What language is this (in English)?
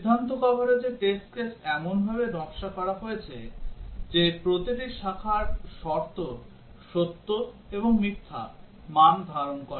Bangla